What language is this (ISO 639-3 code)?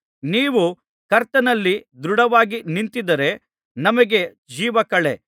kan